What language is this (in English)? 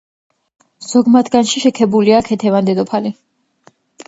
Georgian